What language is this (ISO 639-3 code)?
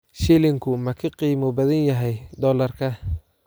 som